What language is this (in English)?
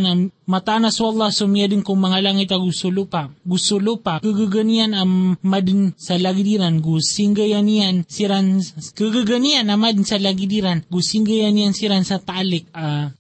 Filipino